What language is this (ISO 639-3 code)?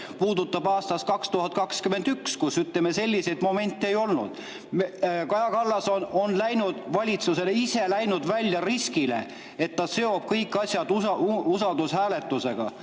est